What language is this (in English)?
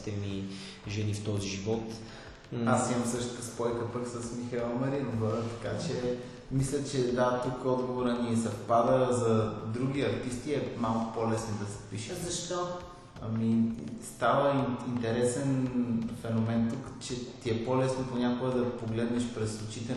Bulgarian